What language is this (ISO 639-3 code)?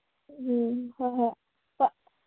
mni